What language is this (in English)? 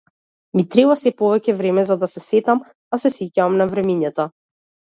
Macedonian